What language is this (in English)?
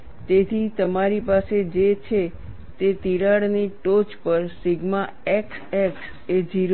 Gujarati